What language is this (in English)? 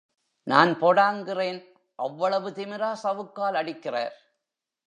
Tamil